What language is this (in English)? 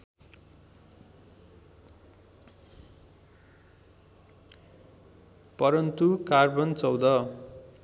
Nepali